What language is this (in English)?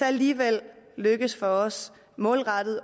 Danish